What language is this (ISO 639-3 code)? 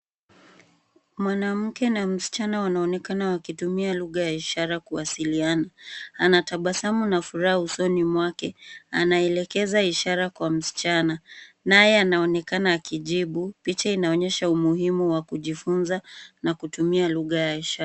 swa